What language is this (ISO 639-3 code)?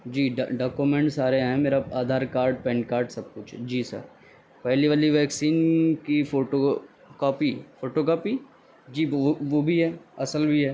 urd